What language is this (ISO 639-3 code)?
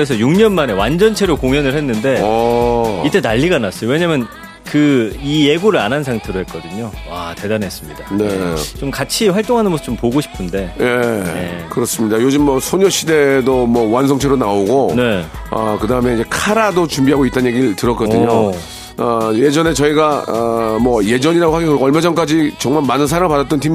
kor